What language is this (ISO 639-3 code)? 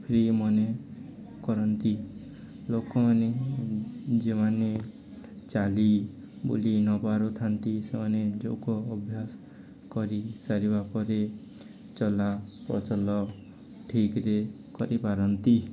ori